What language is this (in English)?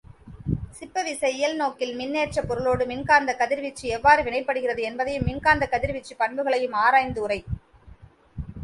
Tamil